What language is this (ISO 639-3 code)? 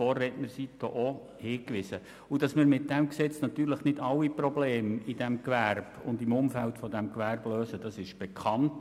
gsw